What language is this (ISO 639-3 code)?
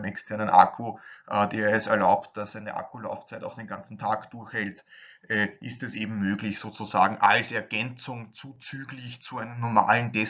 deu